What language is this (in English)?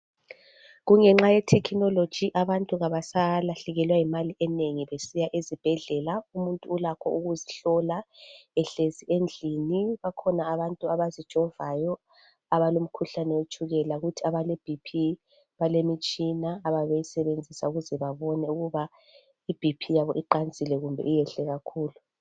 North Ndebele